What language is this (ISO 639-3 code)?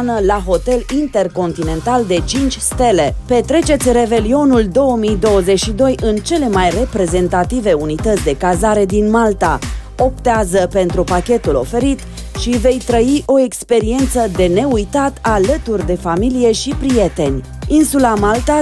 ron